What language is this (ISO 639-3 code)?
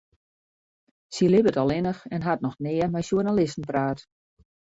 fry